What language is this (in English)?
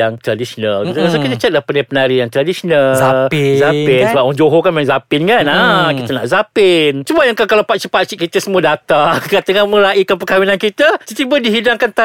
Malay